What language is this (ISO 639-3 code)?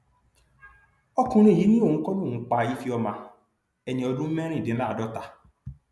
yor